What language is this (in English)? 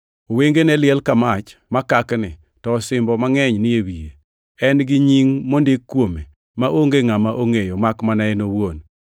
Luo (Kenya and Tanzania)